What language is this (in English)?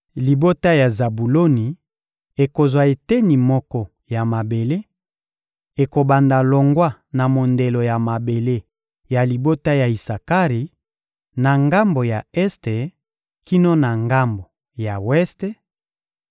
Lingala